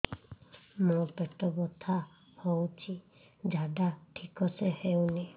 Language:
Odia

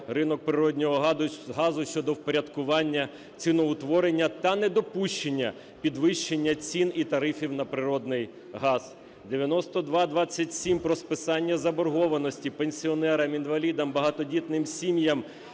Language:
Ukrainian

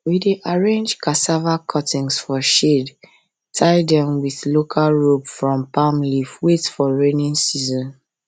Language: Nigerian Pidgin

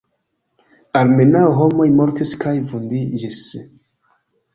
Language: Esperanto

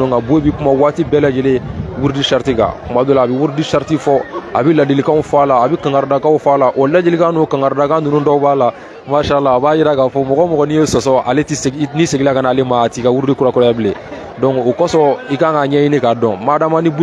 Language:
French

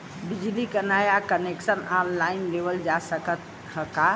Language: Bhojpuri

